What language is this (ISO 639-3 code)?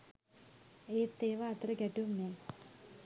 sin